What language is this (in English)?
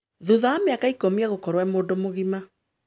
Kikuyu